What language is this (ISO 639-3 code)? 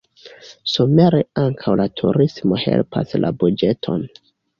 epo